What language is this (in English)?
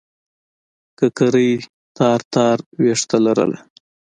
Pashto